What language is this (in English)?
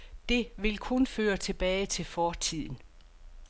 Danish